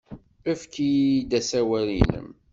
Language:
Kabyle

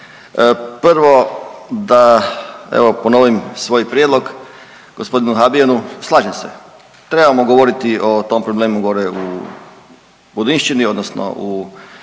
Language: Croatian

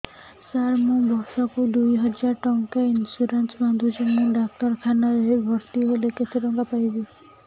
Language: Odia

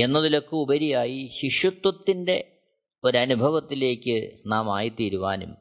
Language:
Malayalam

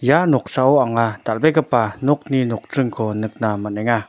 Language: Garo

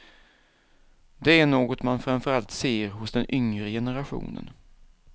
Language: Swedish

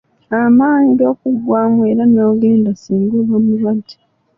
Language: Ganda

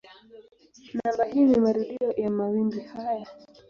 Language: Swahili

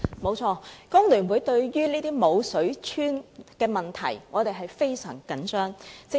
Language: Cantonese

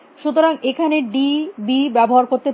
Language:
Bangla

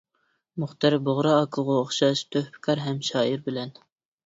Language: Uyghur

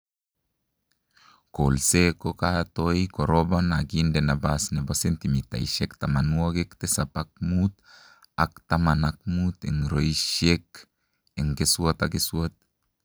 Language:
Kalenjin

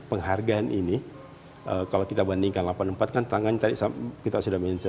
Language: Indonesian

